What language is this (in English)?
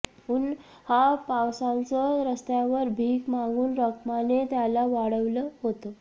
Marathi